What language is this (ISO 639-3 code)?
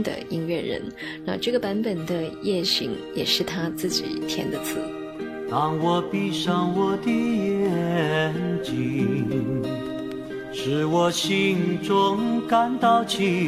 zho